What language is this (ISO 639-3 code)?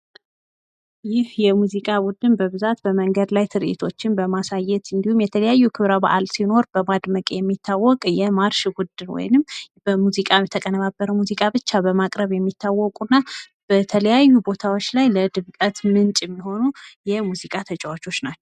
amh